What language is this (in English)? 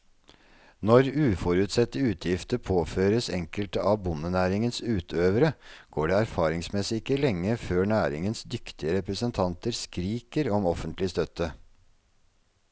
Norwegian